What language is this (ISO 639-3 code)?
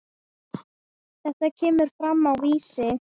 isl